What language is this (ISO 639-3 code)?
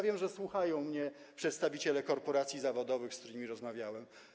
pol